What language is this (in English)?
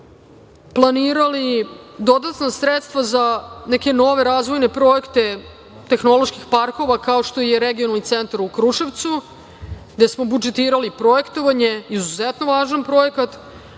Serbian